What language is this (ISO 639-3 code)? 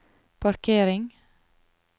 nor